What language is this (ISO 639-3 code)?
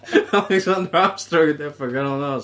cym